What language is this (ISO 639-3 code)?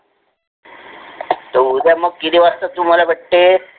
mar